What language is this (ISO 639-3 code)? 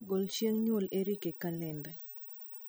luo